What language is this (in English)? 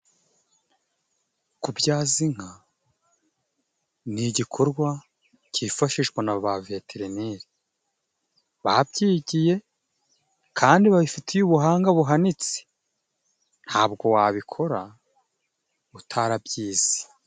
Kinyarwanda